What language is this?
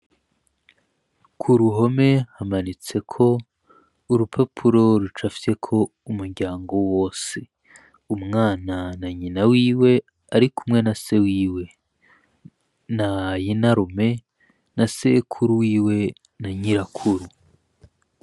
Rundi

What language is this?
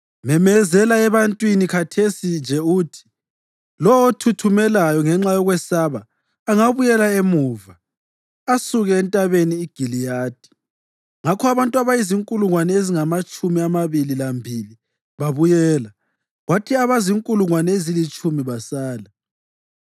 North Ndebele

